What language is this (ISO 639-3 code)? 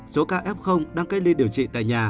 vie